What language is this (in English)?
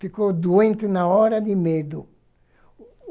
Portuguese